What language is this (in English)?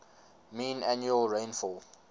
English